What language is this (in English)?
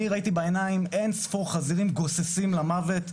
Hebrew